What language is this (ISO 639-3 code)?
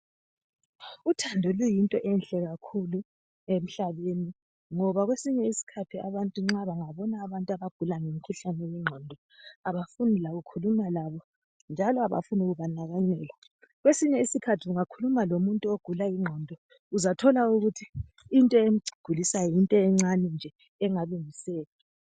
nde